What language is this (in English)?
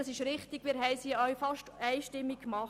Swiss German